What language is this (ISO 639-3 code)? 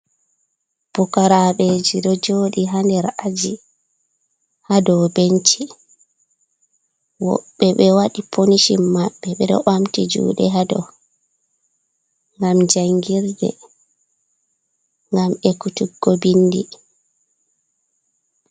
ful